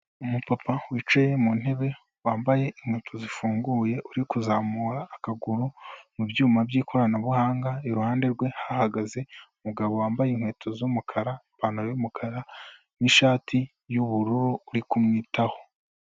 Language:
Kinyarwanda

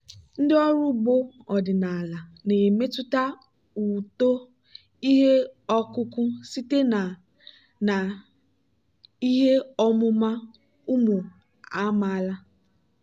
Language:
Igbo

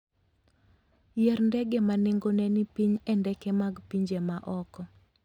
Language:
Luo (Kenya and Tanzania)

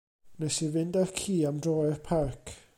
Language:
Welsh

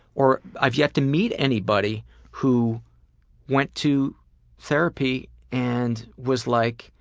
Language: English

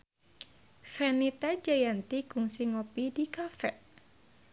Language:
Sundanese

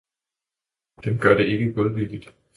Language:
Danish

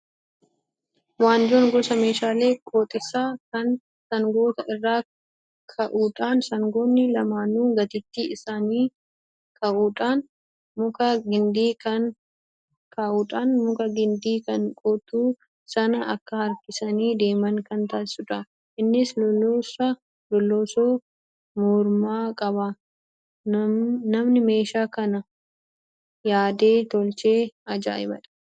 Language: Oromo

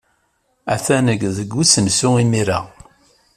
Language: Kabyle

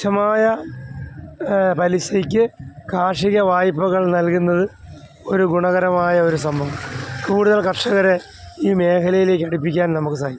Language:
Malayalam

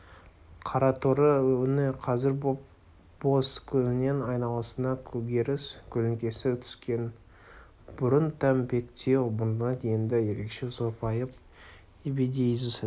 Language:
Kazakh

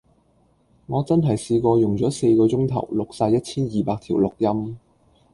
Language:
Cantonese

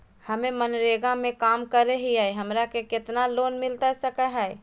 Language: Magahi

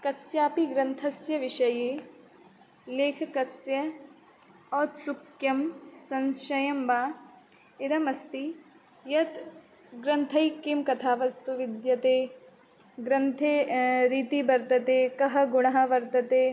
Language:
Sanskrit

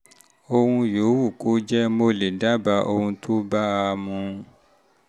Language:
Yoruba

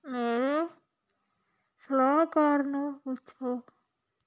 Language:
Punjabi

